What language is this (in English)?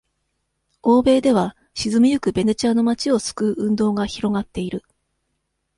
Japanese